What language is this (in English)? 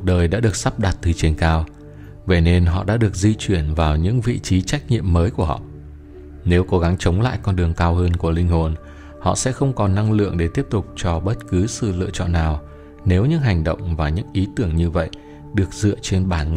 Vietnamese